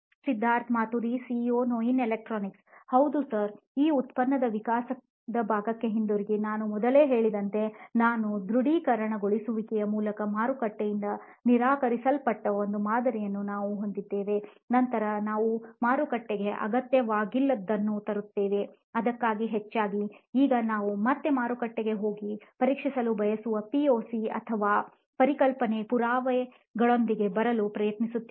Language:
Kannada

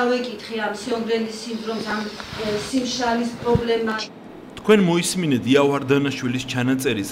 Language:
Romanian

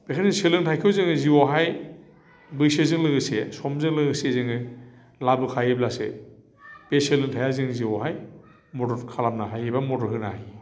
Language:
Bodo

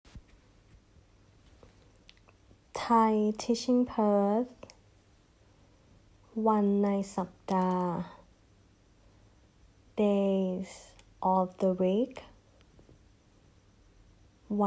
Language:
Thai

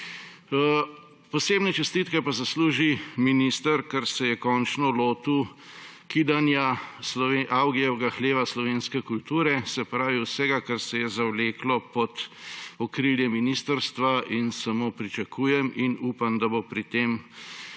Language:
Slovenian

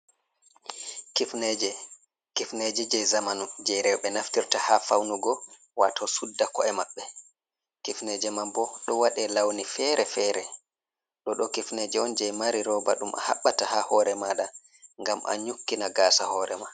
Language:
Fula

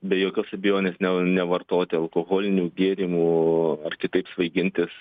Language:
Lithuanian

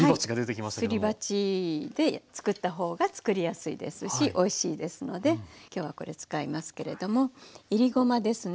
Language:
Japanese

